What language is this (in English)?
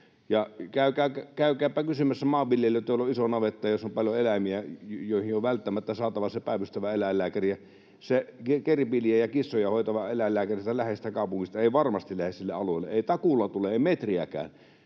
Finnish